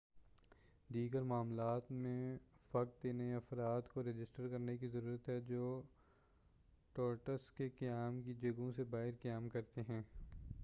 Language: Urdu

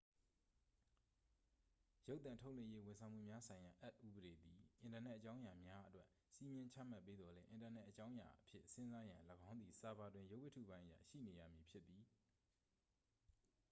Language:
Burmese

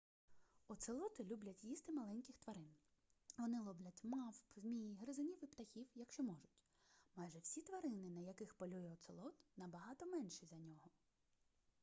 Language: Ukrainian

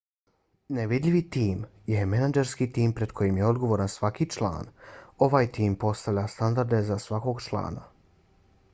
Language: Bosnian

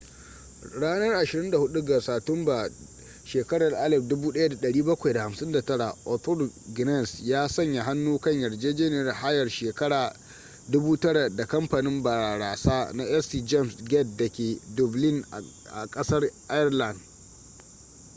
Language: Hausa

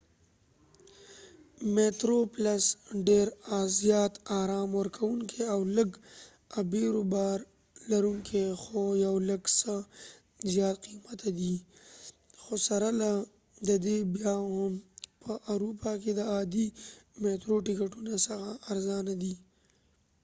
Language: Pashto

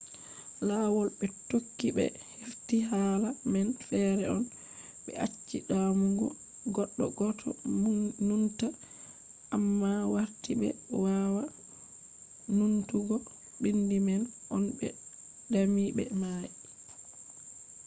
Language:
Fula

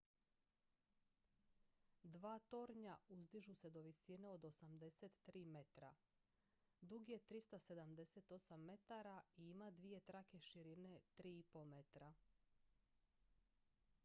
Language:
Croatian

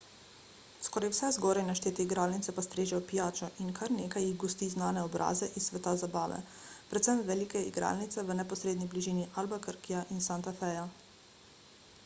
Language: Slovenian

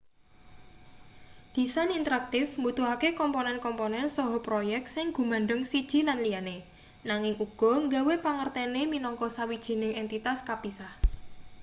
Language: Javanese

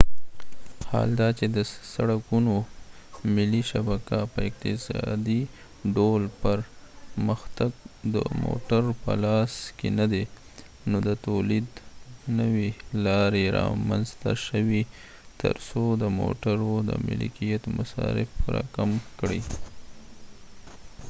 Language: Pashto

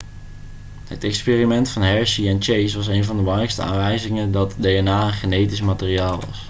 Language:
Dutch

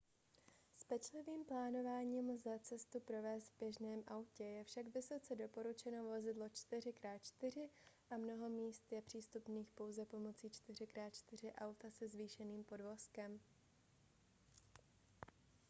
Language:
Czech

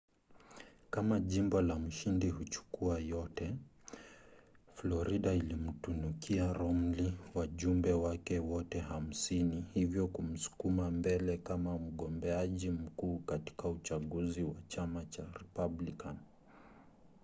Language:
Swahili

